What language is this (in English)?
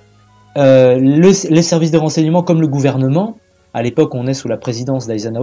French